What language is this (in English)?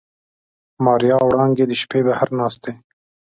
Pashto